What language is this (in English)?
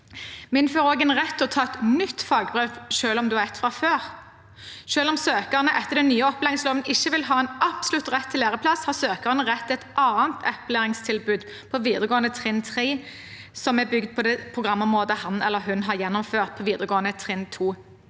Norwegian